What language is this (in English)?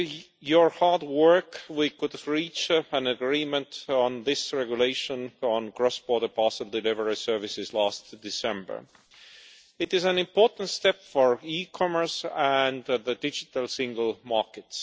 English